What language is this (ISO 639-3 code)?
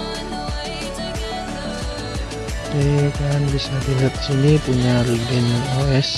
ind